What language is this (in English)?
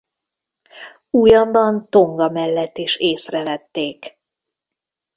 Hungarian